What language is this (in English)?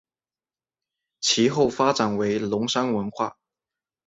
Chinese